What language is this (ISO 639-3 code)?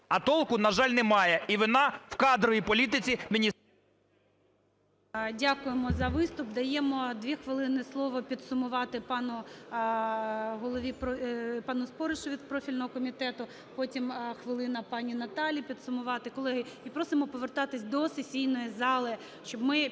ukr